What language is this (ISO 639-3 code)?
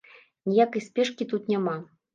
bel